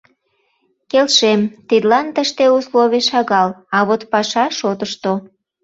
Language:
Mari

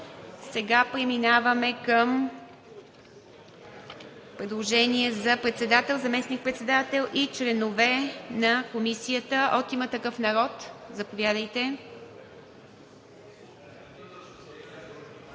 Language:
Bulgarian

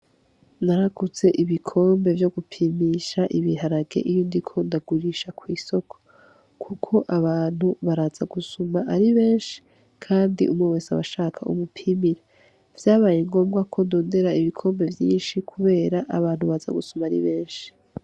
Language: Rundi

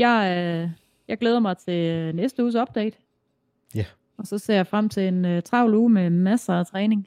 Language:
Danish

